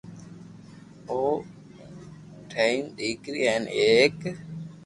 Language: Loarki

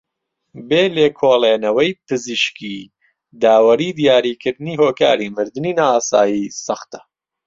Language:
Central Kurdish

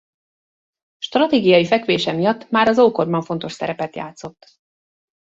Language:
Hungarian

